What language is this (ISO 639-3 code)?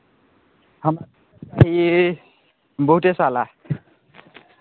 mai